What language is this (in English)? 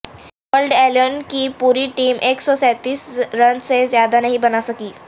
Urdu